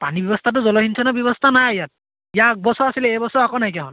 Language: Assamese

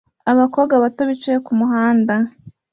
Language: Kinyarwanda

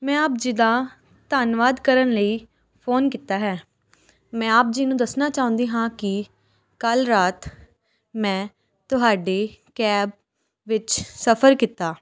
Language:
Punjabi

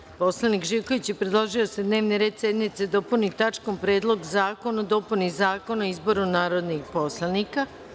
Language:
Serbian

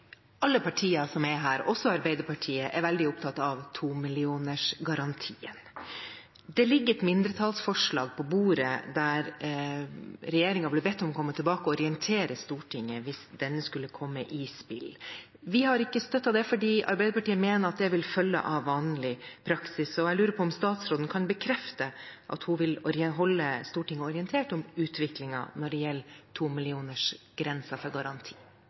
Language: Norwegian Bokmål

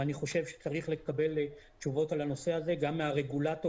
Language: Hebrew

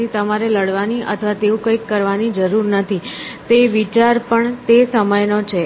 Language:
Gujarati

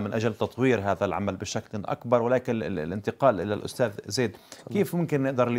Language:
Arabic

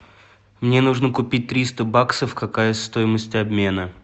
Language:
Russian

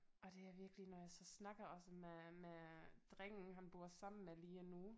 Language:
Danish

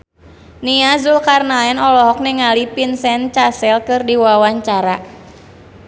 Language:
Sundanese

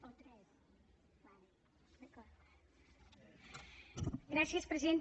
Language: Catalan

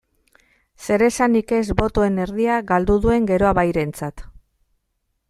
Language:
Basque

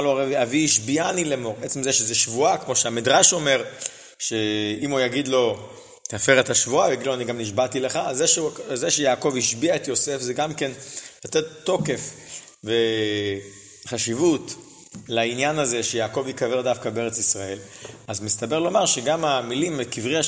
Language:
Hebrew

